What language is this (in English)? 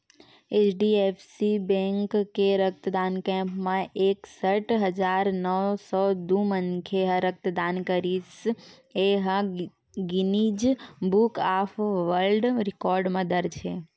Chhattisgarhi